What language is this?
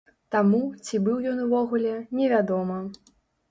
Belarusian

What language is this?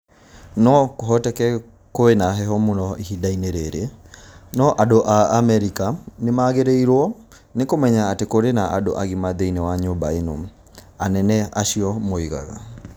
Kikuyu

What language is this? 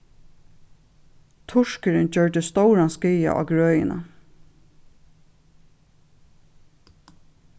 Faroese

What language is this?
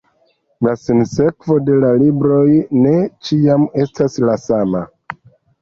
Esperanto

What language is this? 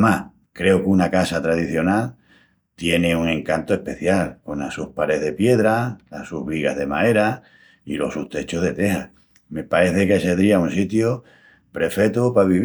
Extremaduran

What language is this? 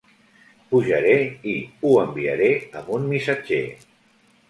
Catalan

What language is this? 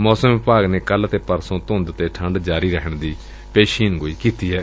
Punjabi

